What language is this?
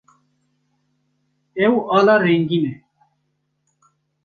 Kurdish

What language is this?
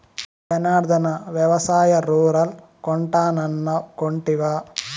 Telugu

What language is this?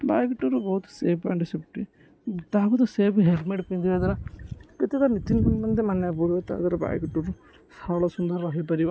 Odia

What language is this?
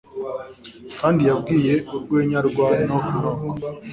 Kinyarwanda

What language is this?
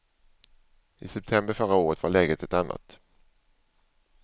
Swedish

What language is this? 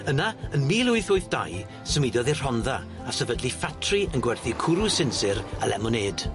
Welsh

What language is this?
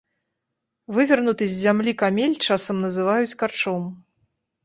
Belarusian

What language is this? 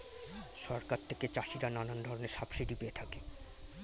Bangla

